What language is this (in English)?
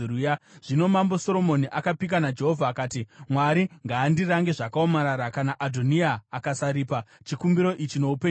Shona